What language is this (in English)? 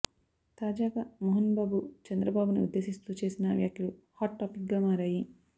Telugu